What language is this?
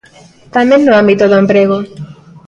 Galician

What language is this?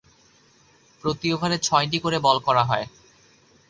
Bangla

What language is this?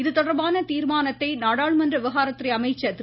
Tamil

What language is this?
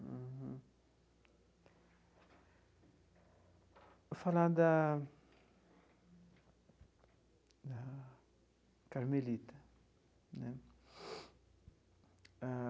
Portuguese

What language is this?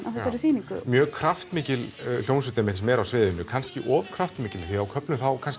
Icelandic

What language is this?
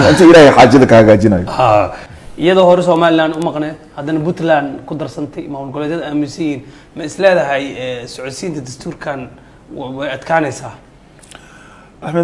Arabic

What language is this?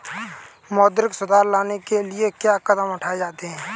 Hindi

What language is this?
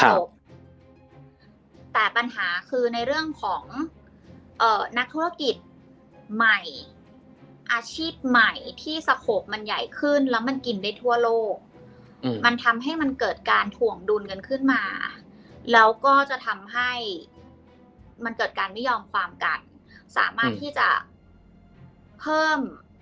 Thai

